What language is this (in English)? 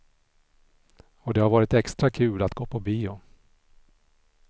Swedish